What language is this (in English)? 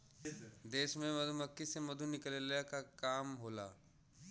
Bhojpuri